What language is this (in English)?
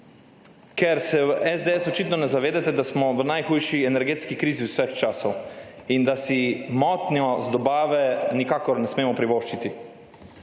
Slovenian